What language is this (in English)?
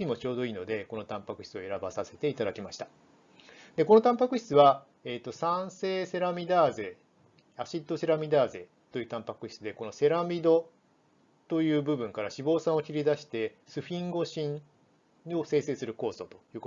Japanese